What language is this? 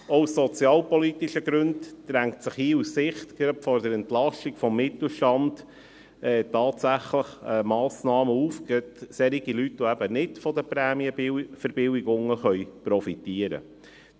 Swiss German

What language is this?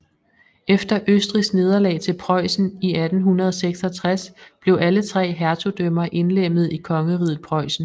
Danish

